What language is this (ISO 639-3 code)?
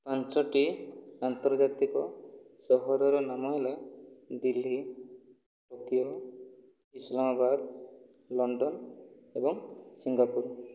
ori